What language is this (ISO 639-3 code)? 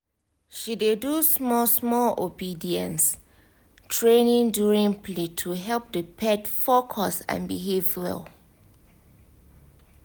pcm